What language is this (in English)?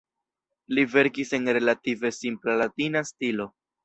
Esperanto